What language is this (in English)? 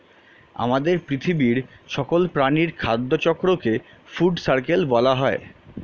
Bangla